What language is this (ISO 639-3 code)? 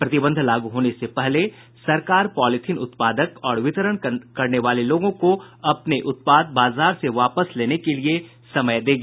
hin